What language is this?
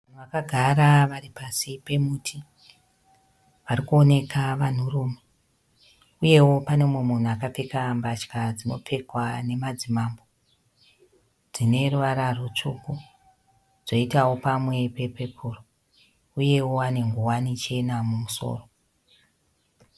Shona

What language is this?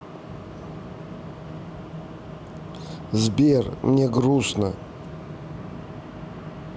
Russian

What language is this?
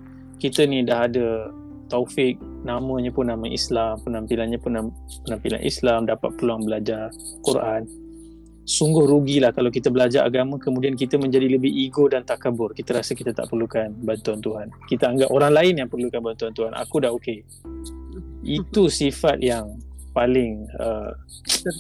Malay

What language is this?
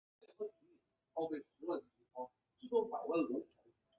Chinese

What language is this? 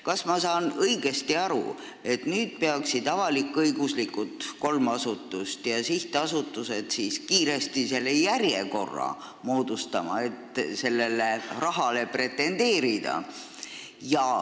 Estonian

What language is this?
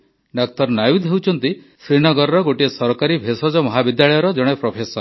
Odia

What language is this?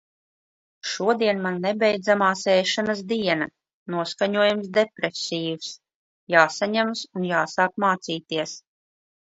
Latvian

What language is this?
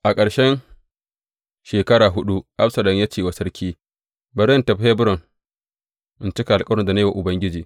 Hausa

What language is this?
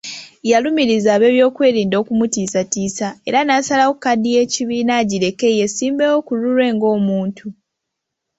Ganda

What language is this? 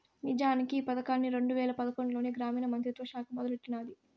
Telugu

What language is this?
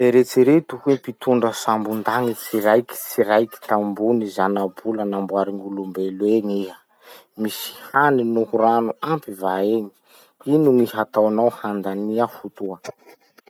Masikoro Malagasy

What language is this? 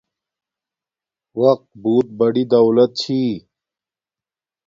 Domaaki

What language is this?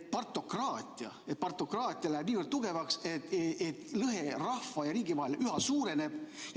Estonian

